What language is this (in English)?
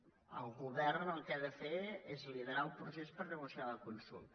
Catalan